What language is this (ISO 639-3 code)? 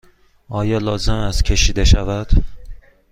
fas